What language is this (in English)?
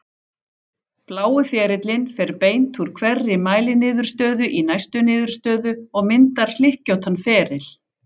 Icelandic